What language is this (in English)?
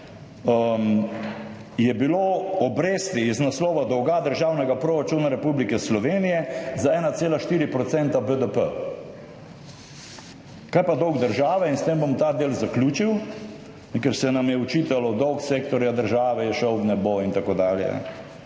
Slovenian